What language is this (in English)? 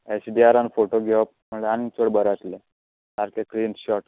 Konkani